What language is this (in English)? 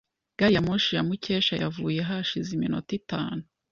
Kinyarwanda